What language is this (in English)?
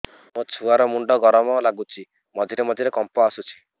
Odia